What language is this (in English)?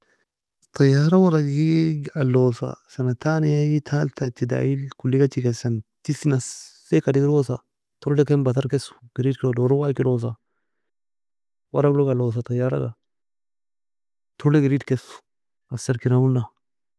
Nobiin